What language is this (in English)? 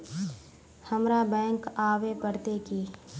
Magahi